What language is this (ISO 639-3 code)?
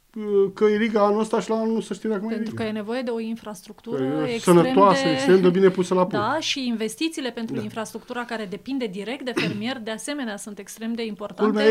ron